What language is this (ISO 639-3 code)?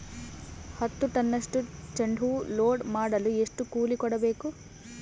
kan